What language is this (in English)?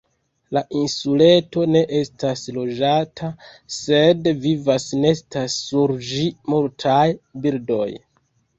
Esperanto